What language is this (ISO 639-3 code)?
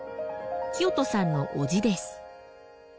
jpn